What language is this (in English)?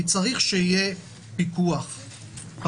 Hebrew